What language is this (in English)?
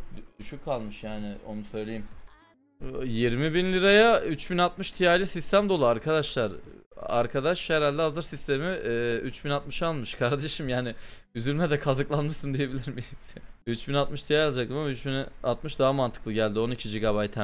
Turkish